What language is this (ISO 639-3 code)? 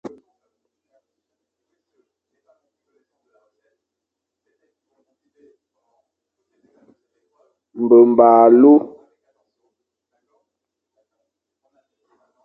fan